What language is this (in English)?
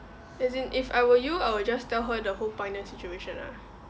English